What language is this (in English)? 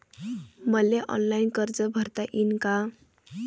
Marathi